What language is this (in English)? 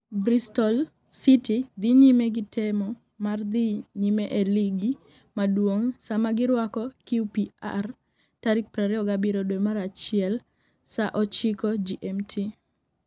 Luo (Kenya and Tanzania)